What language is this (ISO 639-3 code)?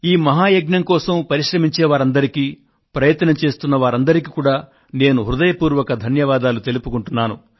tel